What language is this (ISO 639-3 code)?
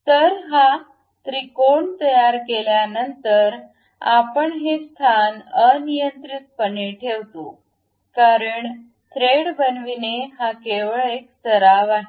mar